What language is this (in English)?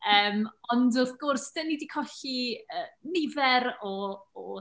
Welsh